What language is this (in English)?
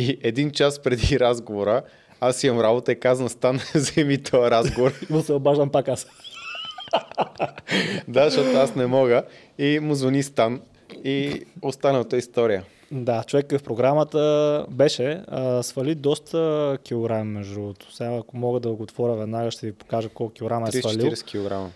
Bulgarian